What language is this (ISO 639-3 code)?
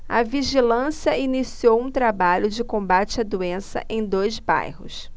por